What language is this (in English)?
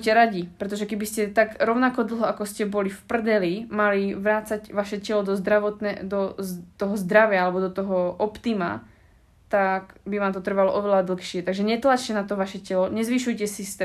Slovak